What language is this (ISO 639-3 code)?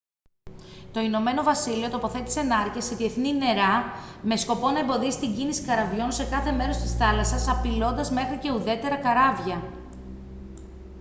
ell